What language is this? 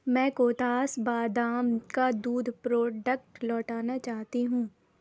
Urdu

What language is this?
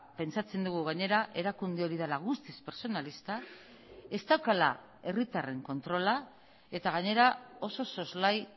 Basque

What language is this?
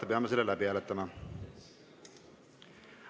Estonian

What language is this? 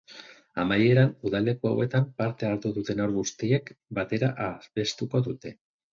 Basque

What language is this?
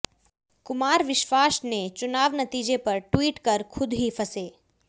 Hindi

